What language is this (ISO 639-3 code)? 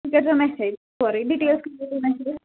kas